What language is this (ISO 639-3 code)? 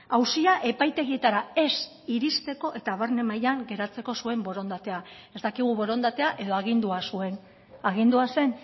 eus